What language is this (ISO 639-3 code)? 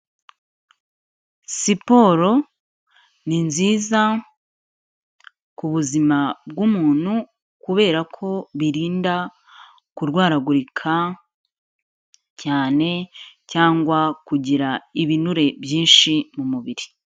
kin